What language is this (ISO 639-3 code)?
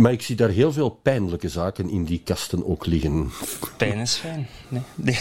nld